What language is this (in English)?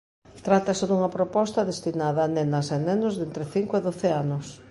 Galician